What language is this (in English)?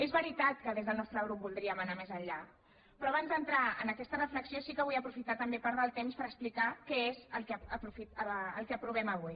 Catalan